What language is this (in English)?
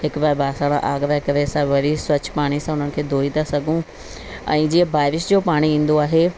Sindhi